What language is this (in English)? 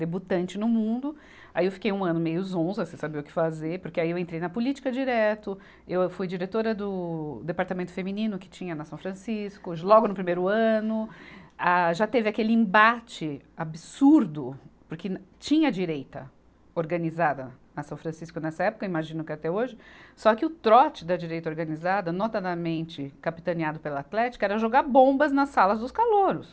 Portuguese